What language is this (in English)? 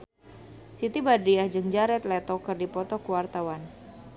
Sundanese